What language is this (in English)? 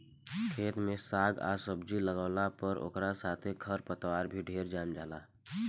Bhojpuri